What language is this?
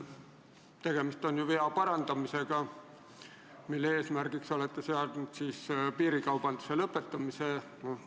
Estonian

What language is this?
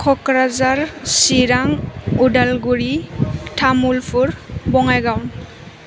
Bodo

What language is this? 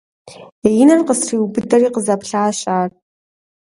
Kabardian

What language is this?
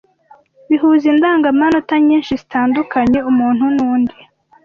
Kinyarwanda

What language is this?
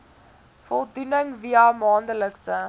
Afrikaans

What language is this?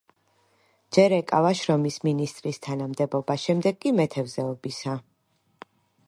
Georgian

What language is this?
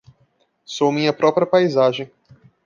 Portuguese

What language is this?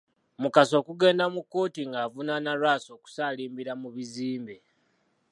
Ganda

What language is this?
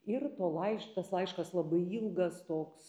Lithuanian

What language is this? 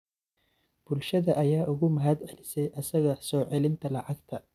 Somali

